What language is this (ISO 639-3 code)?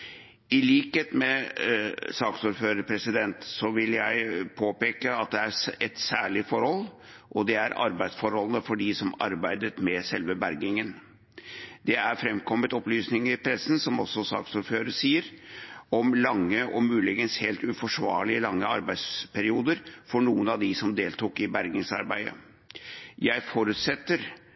nob